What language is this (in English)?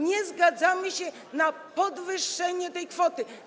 Polish